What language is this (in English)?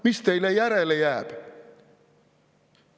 Estonian